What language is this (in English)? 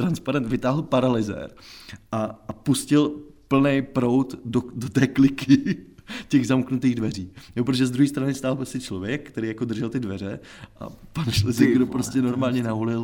Czech